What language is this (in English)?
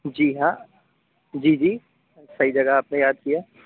Urdu